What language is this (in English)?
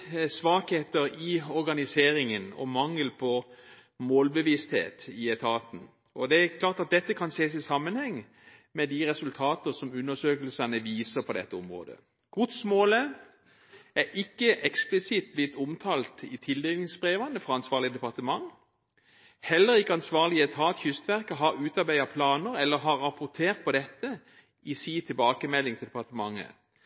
Norwegian Bokmål